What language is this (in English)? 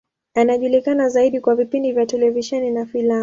Swahili